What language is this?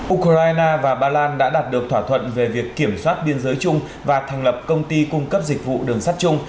Vietnamese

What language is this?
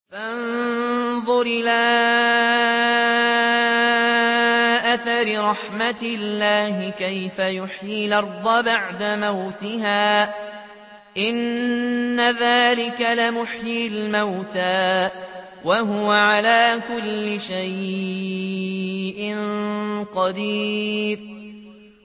Arabic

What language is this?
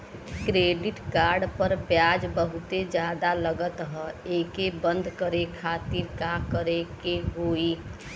Bhojpuri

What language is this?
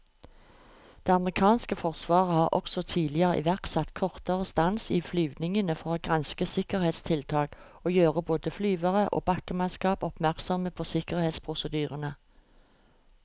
Norwegian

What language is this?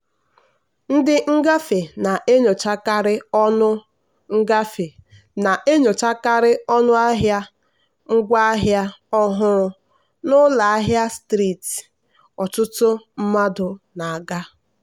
Igbo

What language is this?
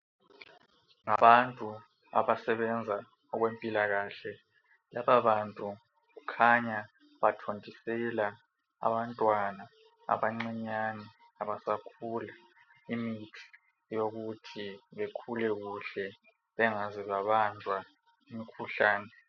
North Ndebele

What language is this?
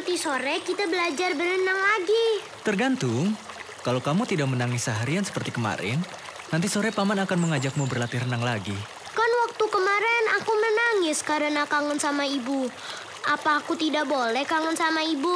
Indonesian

